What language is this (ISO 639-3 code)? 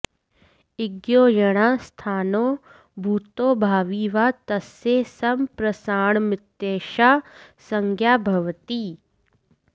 san